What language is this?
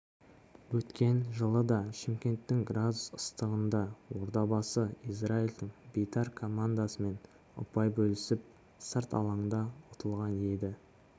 Kazakh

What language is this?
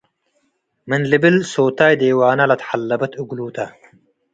Tigre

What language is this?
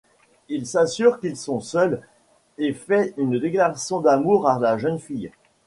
French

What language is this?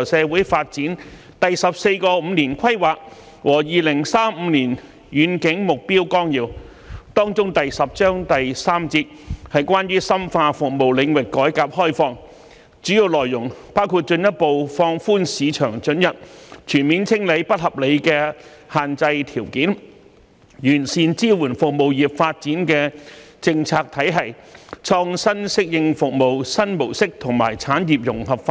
Cantonese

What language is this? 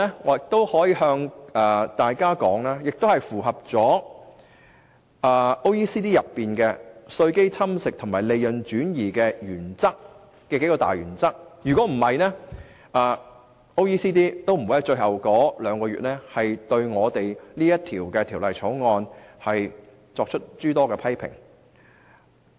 Cantonese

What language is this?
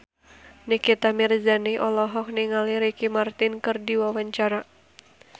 Sundanese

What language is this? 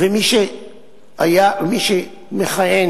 Hebrew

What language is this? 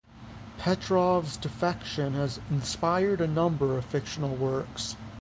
English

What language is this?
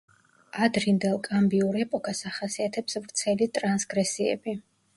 Georgian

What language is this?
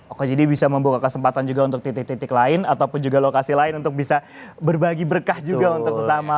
Indonesian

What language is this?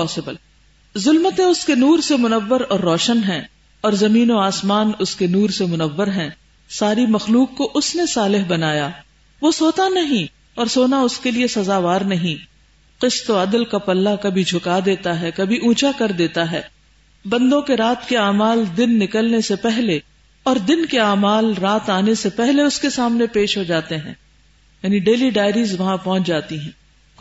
Urdu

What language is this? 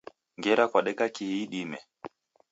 Taita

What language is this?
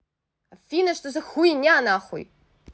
Russian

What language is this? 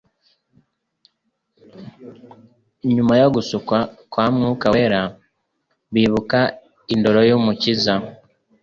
Kinyarwanda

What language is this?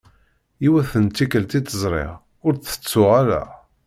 Kabyle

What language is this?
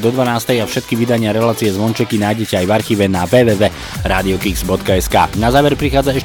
Slovak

